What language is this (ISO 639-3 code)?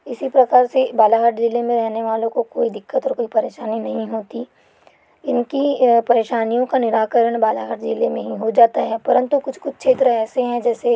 hin